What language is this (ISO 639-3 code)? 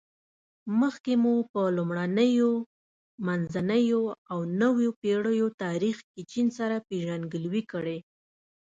pus